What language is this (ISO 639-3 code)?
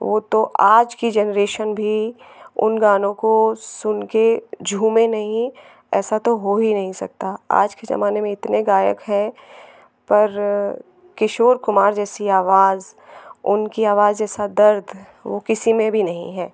hin